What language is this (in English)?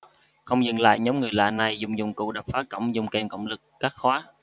Vietnamese